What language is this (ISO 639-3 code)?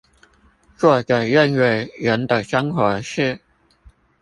zho